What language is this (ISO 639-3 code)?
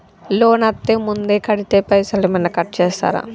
tel